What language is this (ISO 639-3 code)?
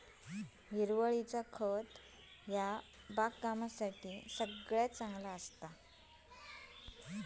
mar